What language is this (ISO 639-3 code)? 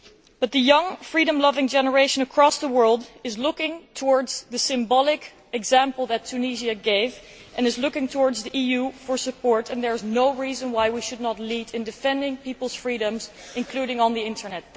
eng